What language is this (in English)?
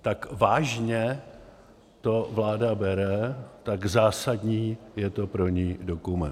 Czech